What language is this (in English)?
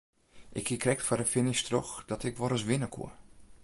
Western Frisian